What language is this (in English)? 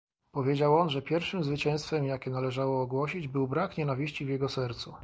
Polish